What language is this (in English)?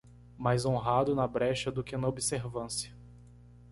Portuguese